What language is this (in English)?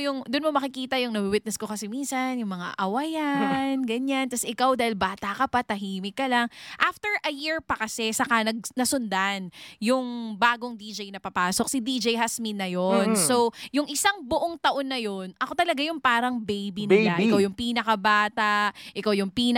Filipino